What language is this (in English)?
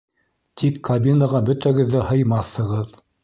Bashkir